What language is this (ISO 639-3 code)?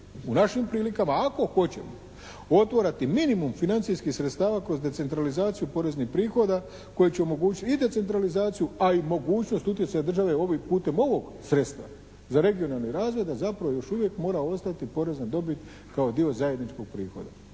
hrv